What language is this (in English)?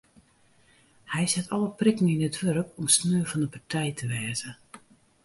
Western Frisian